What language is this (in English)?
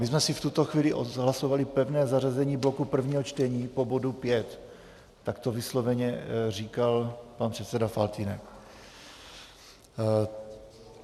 Czech